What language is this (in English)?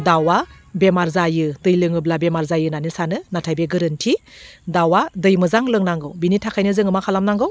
Bodo